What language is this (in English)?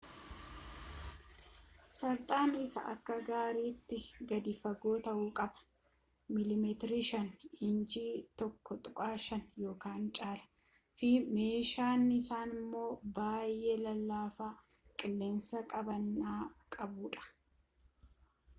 Oromo